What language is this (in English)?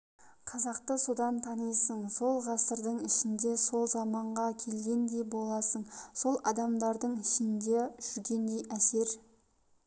Kazakh